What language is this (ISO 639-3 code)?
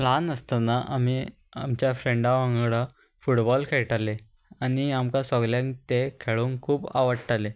kok